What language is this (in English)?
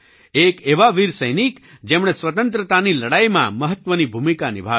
Gujarati